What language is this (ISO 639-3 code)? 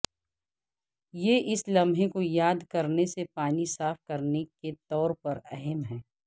urd